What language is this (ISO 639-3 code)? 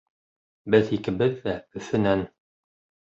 bak